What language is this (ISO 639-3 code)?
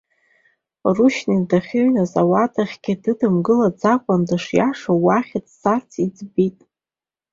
abk